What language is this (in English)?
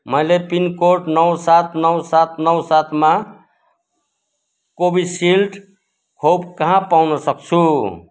Nepali